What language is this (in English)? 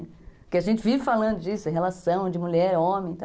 Portuguese